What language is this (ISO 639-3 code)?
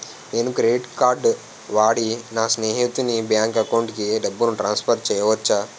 tel